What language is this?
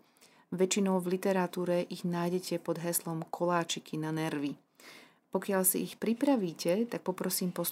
Slovak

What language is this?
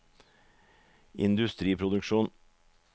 Norwegian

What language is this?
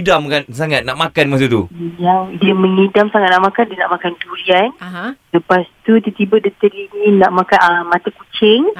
Malay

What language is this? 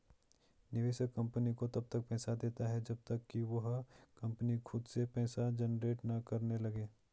Hindi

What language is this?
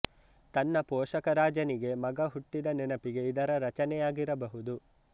Kannada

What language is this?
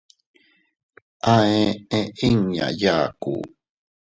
Teutila Cuicatec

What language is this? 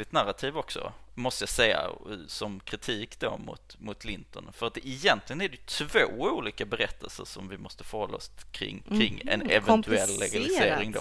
Swedish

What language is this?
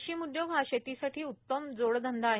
Marathi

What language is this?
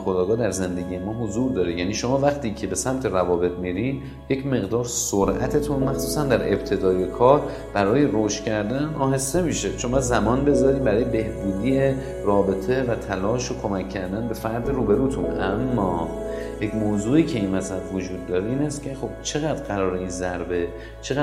Persian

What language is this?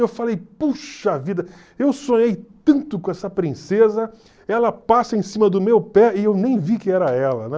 Portuguese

